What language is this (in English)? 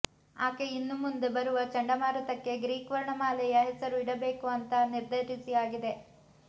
Kannada